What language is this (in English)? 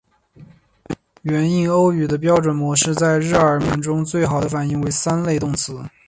Chinese